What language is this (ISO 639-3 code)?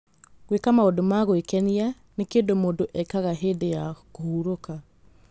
kik